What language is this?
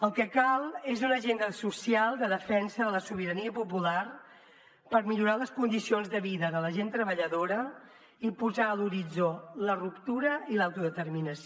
Catalan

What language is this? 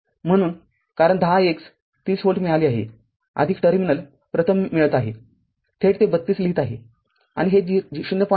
Marathi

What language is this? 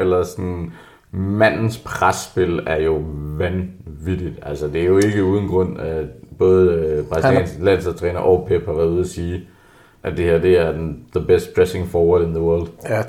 Danish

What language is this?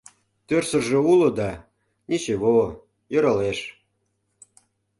Mari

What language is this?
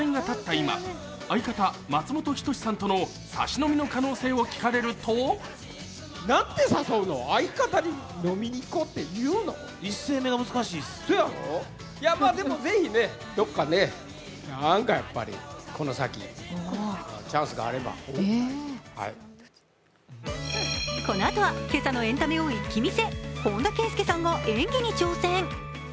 Japanese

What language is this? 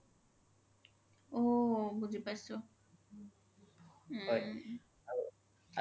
Assamese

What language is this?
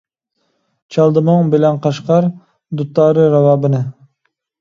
Uyghur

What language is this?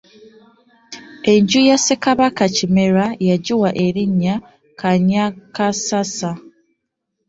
Ganda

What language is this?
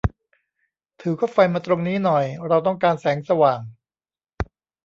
Thai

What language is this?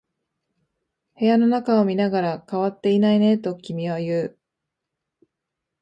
Japanese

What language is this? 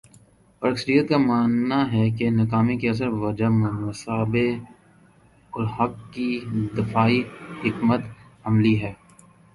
Urdu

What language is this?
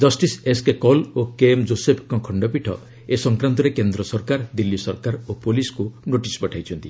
Odia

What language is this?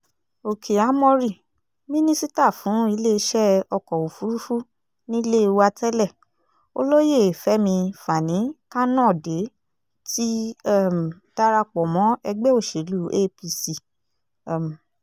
Yoruba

